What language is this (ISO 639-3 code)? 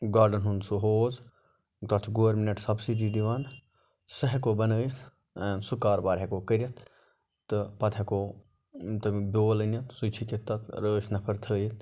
kas